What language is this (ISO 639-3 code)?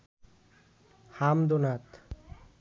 ben